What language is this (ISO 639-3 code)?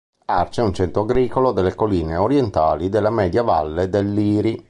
ita